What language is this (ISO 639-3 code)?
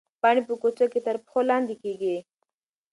pus